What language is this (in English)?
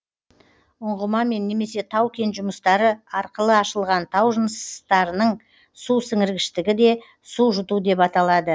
Kazakh